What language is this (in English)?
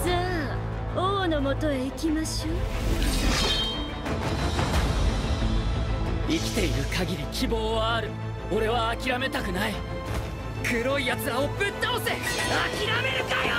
Japanese